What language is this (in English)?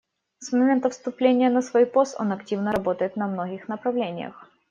Russian